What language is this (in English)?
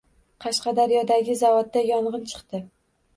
Uzbek